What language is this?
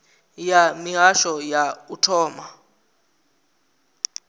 Venda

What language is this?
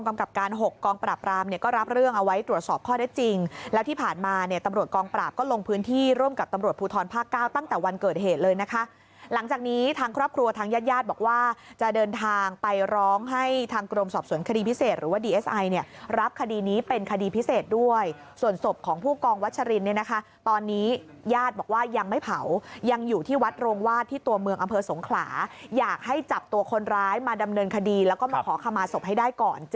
Thai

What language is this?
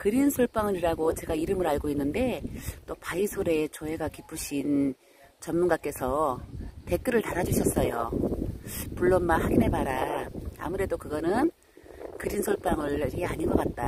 Korean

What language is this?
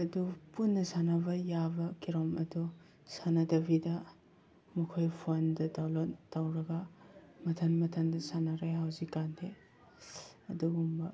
Manipuri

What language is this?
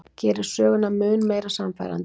Icelandic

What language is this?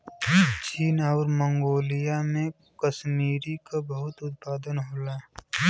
Bhojpuri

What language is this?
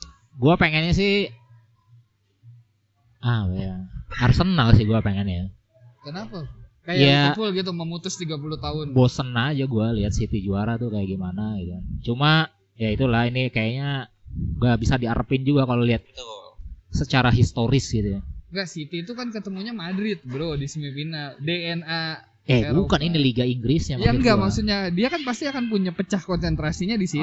Indonesian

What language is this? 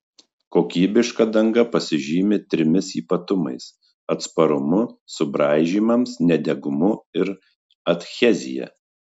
Lithuanian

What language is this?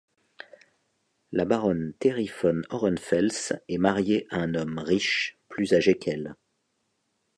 French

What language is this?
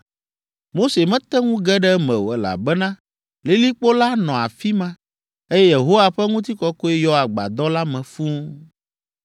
Ewe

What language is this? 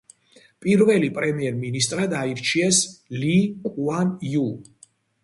Georgian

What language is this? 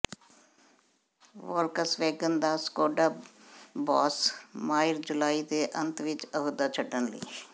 Punjabi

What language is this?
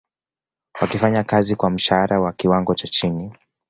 Swahili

